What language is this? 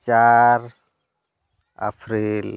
Santali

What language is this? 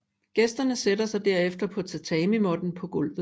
Danish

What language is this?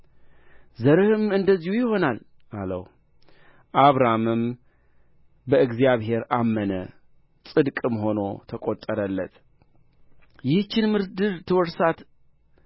Amharic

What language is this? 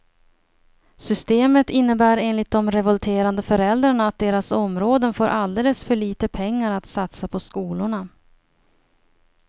Swedish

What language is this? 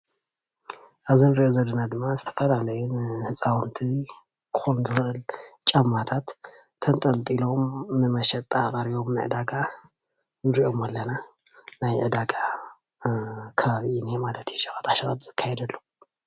Tigrinya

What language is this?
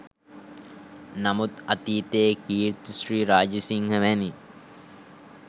Sinhala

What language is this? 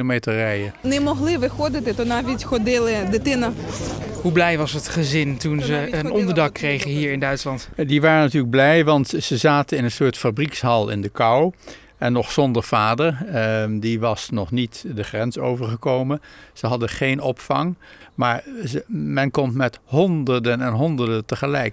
Dutch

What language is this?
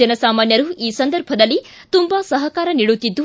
Kannada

